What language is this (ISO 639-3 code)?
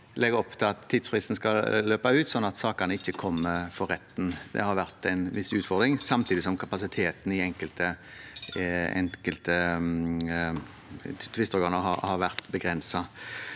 nor